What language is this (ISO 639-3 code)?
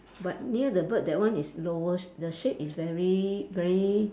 eng